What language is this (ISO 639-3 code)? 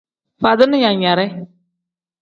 kdh